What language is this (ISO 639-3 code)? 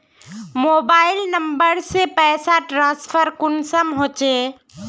mag